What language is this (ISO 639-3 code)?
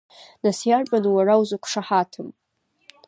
abk